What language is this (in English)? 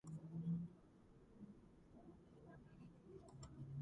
Georgian